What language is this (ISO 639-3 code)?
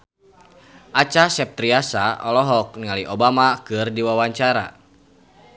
sun